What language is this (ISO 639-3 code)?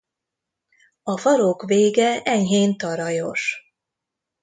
hun